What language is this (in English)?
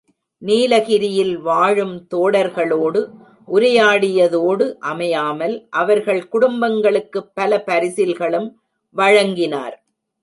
Tamil